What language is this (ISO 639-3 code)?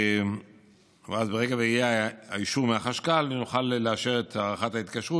heb